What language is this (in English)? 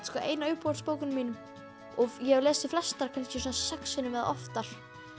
Icelandic